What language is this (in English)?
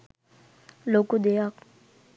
Sinhala